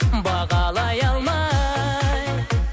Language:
Kazakh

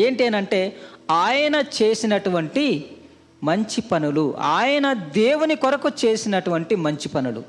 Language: Telugu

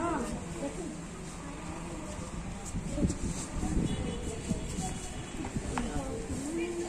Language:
Thai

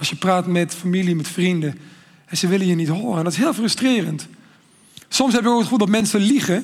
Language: Dutch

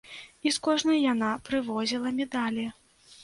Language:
Belarusian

